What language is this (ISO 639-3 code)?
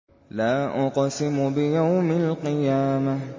ara